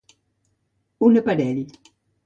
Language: Catalan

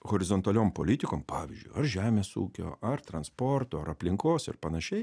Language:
Lithuanian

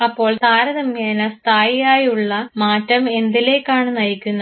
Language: Malayalam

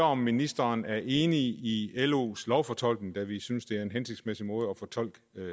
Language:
Danish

